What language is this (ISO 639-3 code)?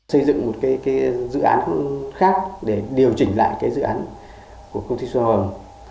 vie